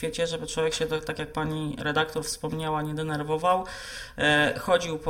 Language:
Polish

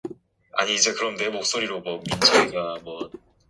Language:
Korean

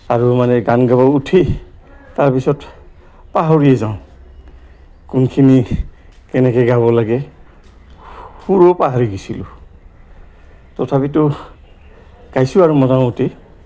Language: Assamese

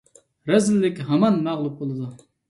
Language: Uyghur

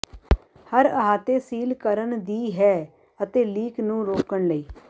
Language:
Punjabi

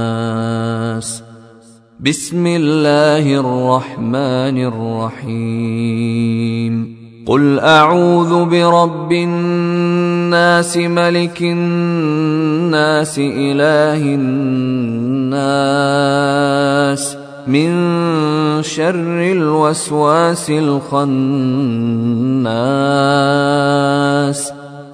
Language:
Arabic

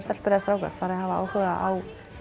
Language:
Icelandic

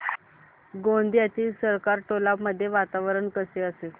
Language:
Marathi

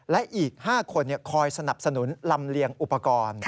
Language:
Thai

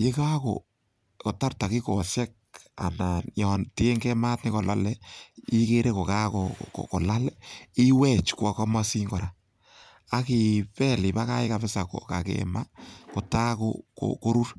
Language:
Kalenjin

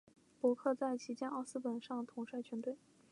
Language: Chinese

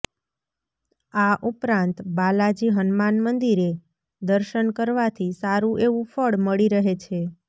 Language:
Gujarati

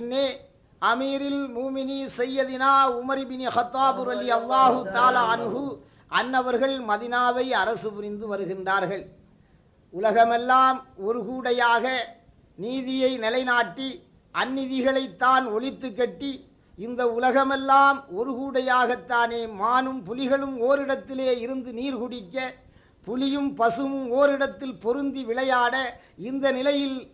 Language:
Tamil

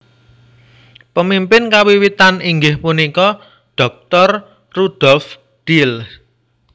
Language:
Javanese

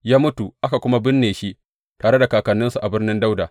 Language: Hausa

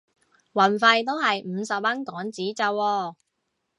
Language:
Cantonese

